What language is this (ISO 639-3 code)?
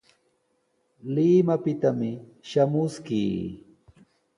qws